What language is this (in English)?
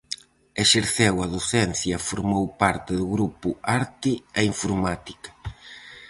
Galician